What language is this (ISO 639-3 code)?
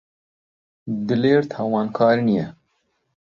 ckb